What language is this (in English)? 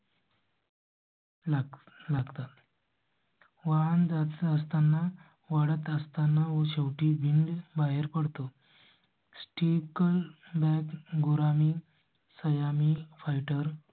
Marathi